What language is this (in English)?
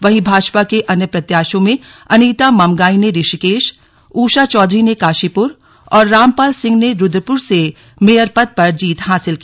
Hindi